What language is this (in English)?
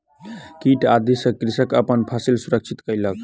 Maithili